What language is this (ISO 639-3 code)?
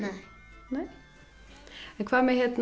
isl